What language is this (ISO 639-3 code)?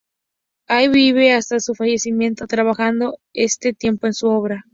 spa